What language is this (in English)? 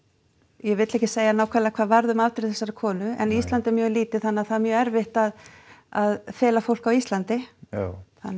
Icelandic